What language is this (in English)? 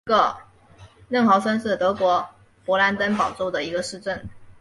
Chinese